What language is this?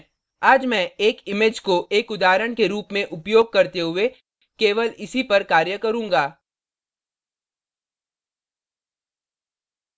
Hindi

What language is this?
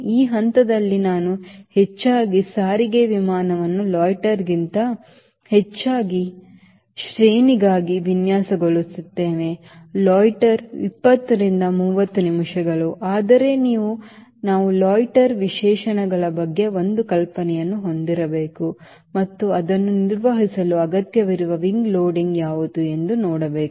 Kannada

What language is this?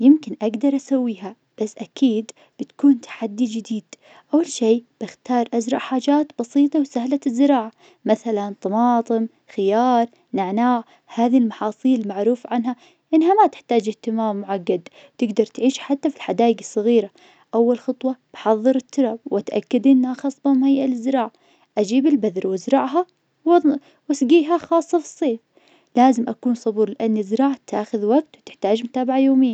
Najdi Arabic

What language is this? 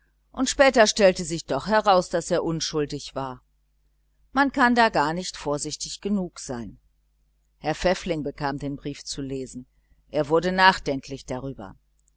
German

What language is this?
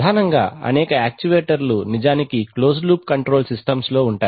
Telugu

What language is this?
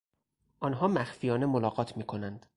Persian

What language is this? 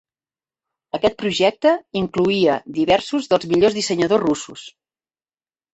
Catalan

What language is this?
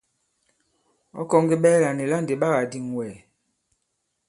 Bankon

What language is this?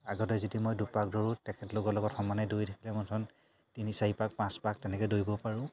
Assamese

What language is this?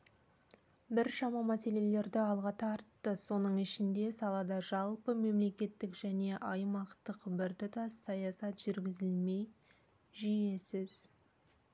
Kazakh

